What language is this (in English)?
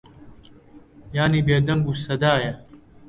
Central Kurdish